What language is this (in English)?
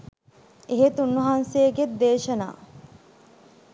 Sinhala